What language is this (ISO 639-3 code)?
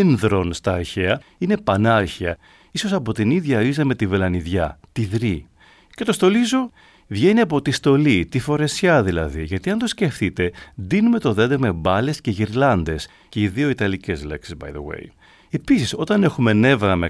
ell